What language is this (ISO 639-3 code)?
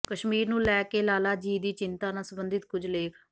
pan